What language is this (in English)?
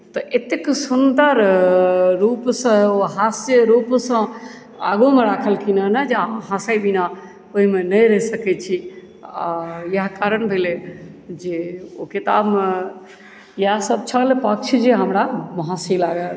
Maithili